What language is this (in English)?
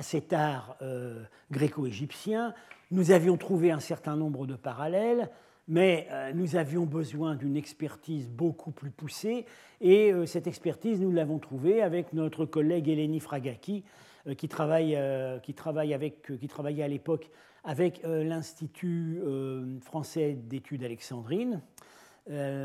French